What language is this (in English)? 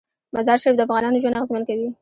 Pashto